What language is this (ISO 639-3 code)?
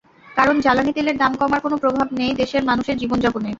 ben